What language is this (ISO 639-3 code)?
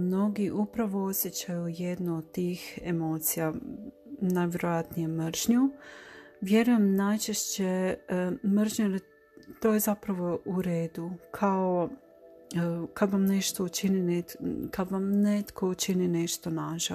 hrv